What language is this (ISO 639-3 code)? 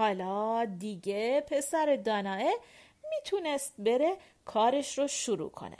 fas